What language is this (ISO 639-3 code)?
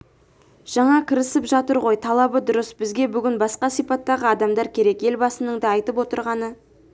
kaz